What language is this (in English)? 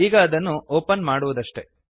Kannada